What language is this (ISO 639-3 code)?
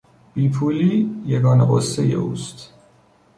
fas